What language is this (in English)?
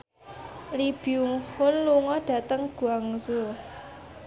Javanese